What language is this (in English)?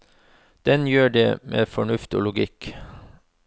Norwegian